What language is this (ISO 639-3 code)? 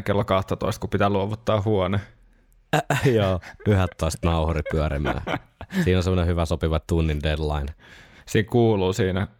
fin